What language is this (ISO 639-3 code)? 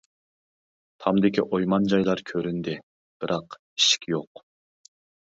uig